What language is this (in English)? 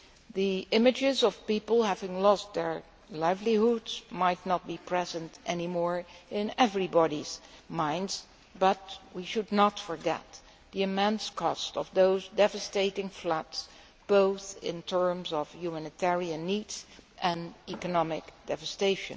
English